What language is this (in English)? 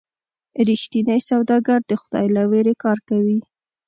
Pashto